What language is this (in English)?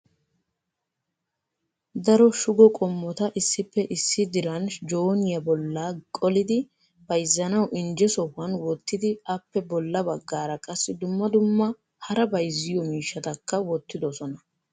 Wolaytta